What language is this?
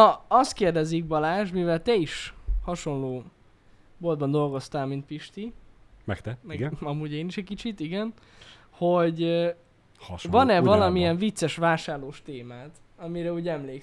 Hungarian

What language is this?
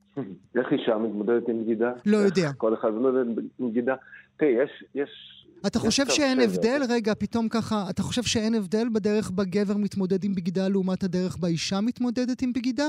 Hebrew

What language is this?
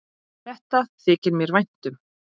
Icelandic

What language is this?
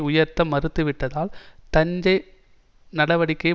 Tamil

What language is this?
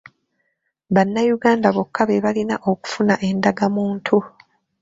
Ganda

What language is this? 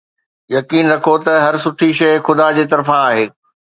Sindhi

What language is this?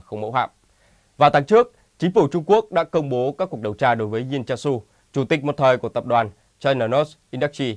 Vietnamese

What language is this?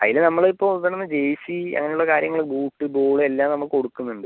Malayalam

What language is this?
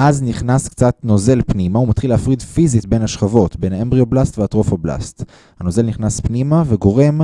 Hebrew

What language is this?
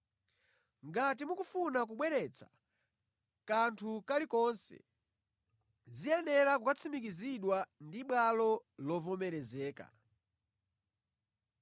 Nyanja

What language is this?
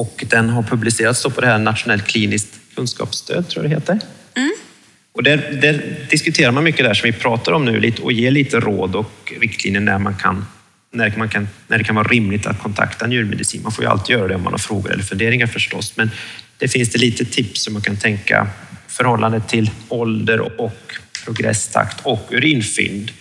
Swedish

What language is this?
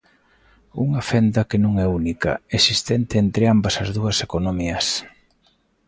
Galician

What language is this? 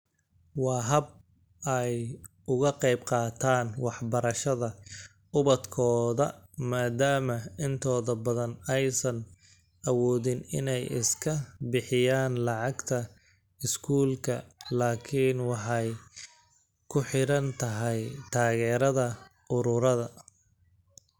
Somali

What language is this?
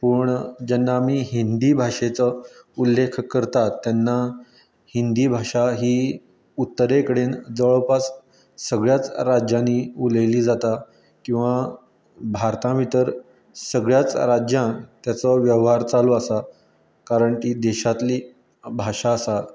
Konkani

